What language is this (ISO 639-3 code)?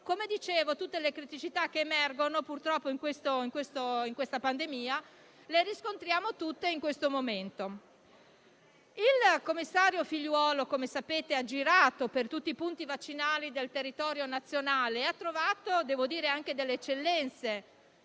ita